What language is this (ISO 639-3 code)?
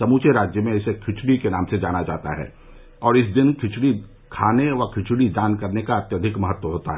hin